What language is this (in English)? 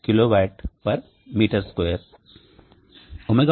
Telugu